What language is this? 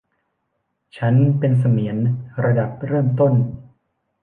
Thai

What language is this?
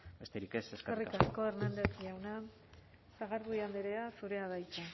Basque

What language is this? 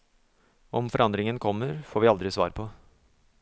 Norwegian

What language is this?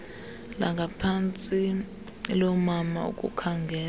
Xhosa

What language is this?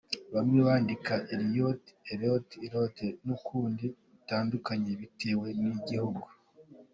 Kinyarwanda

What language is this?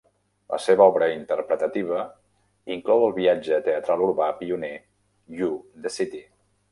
Catalan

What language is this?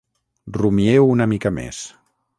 Catalan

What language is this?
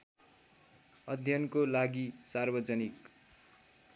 Nepali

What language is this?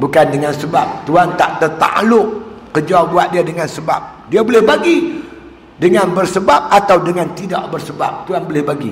Malay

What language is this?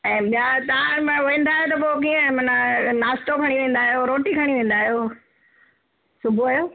Sindhi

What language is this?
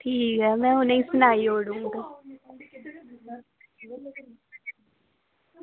Dogri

